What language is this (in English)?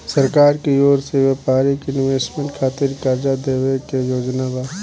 Bhojpuri